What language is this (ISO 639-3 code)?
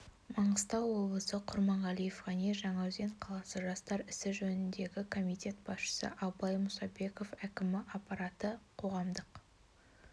kaz